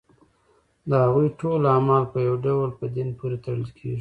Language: Pashto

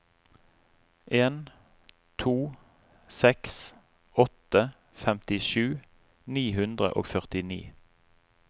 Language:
Norwegian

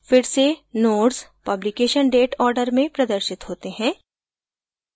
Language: Hindi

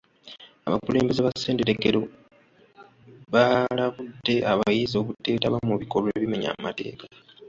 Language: Ganda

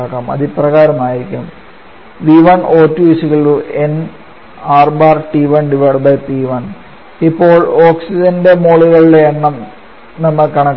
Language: Malayalam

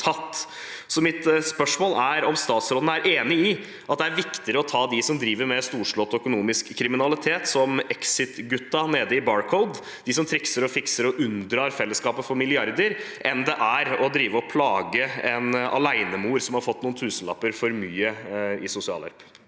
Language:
Norwegian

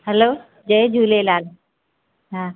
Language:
Sindhi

